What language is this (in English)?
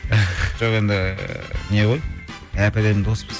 Kazakh